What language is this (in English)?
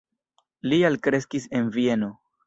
Esperanto